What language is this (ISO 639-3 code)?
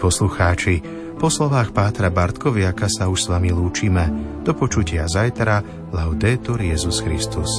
slk